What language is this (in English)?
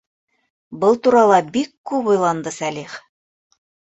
Bashkir